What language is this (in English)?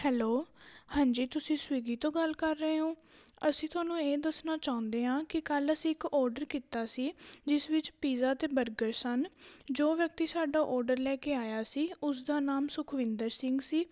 Punjabi